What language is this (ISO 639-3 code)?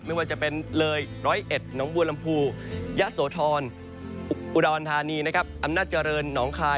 tha